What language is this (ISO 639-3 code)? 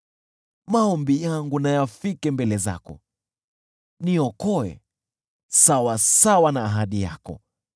swa